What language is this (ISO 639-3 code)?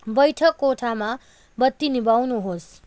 nep